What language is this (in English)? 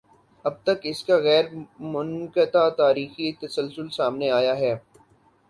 Urdu